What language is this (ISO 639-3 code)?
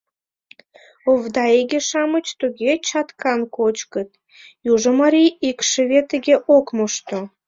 chm